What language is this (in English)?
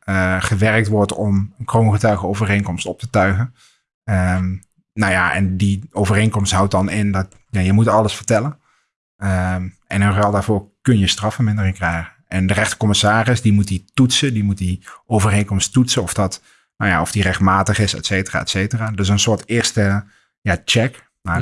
Dutch